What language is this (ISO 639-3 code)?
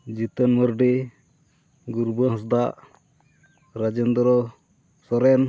sat